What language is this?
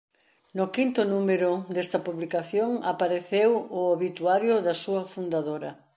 Galician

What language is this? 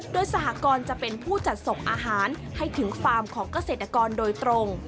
Thai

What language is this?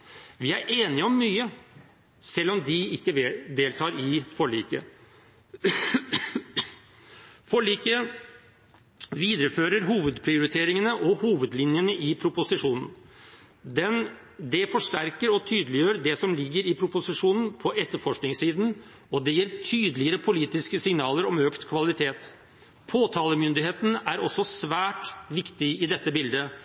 Norwegian Bokmål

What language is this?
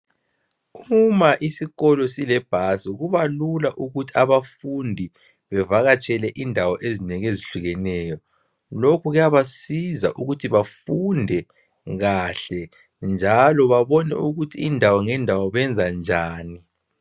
North Ndebele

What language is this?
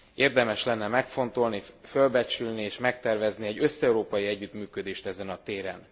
Hungarian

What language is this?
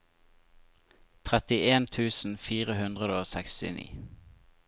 Norwegian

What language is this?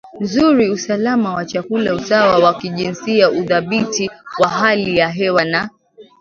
Swahili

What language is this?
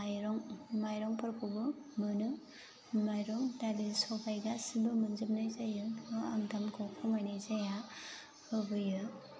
Bodo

